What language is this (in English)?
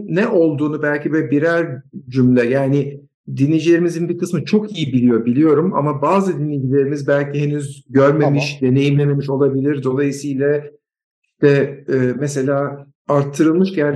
Turkish